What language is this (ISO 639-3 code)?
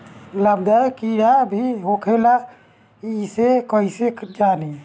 bho